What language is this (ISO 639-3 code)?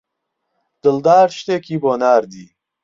ckb